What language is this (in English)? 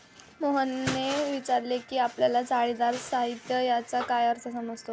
Marathi